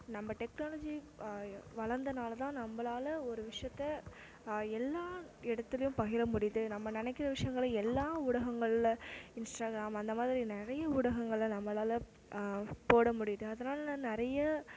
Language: Tamil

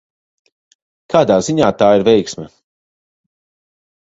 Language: Latvian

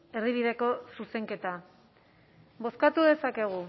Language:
Basque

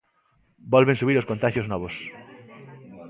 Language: Galician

